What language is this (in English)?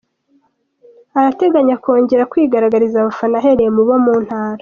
Kinyarwanda